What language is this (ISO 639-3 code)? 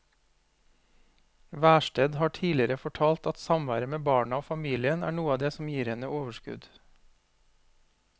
nor